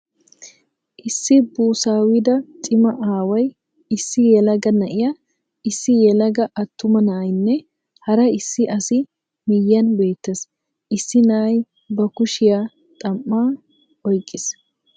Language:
Wolaytta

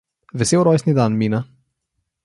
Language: Slovenian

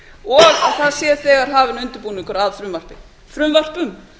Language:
Icelandic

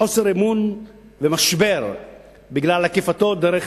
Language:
Hebrew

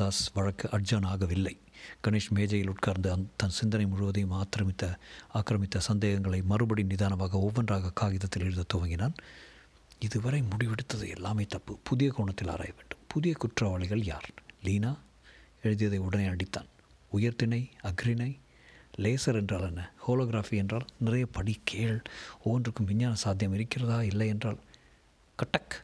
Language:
Tamil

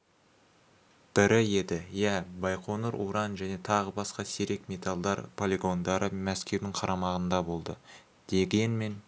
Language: Kazakh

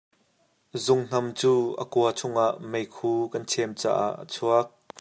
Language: Hakha Chin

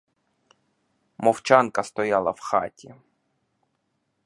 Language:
Ukrainian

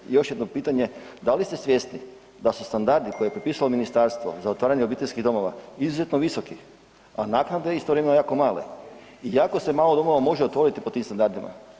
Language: Croatian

